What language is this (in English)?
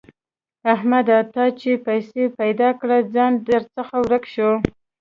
Pashto